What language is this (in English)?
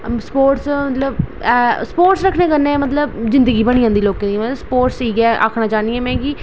Dogri